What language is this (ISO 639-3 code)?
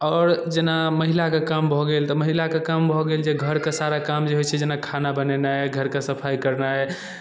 mai